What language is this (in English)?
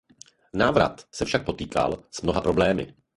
Czech